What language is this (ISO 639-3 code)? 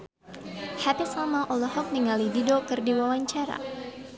sun